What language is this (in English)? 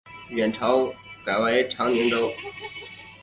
Chinese